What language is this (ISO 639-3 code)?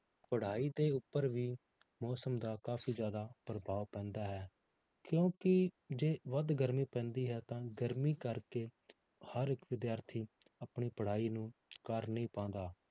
pan